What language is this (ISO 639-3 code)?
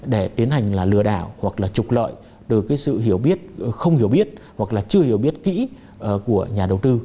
vie